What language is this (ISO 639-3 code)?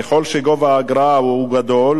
heb